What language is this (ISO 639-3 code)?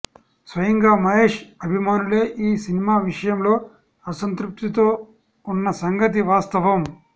tel